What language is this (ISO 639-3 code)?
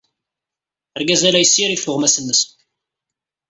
kab